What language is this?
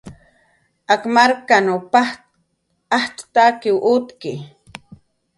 Jaqaru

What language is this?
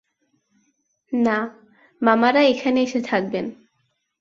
Bangla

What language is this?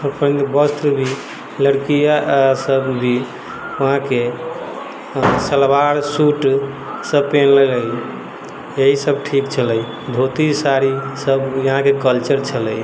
Maithili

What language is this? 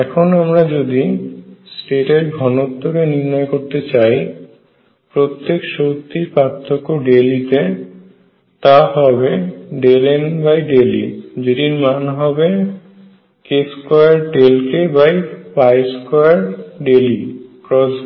Bangla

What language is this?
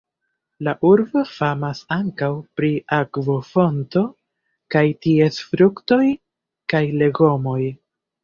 Esperanto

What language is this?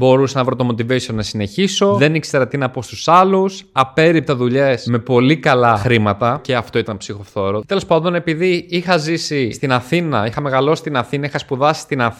Greek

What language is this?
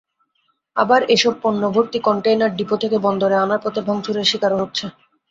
Bangla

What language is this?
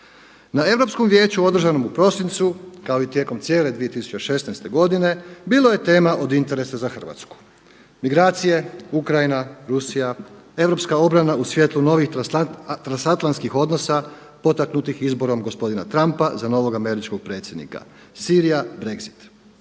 Croatian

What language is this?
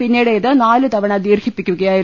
Malayalam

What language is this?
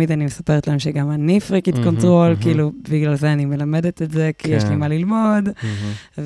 Hebrew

